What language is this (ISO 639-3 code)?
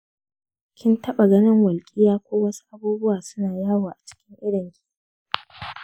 hau